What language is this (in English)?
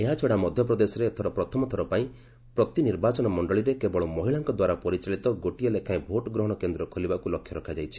Odia